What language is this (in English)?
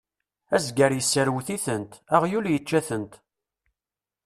Kabyle